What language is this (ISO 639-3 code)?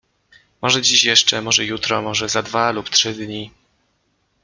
pol